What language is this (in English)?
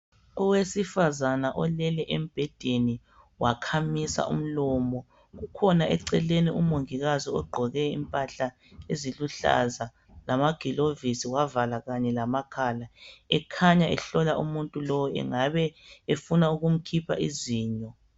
North Ndebele